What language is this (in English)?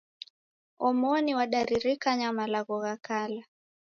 Taita